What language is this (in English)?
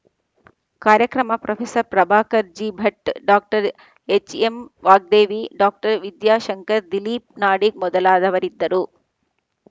Kannada